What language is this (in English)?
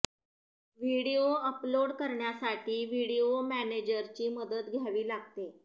Marathi